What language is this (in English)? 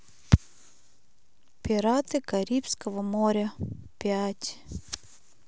Russian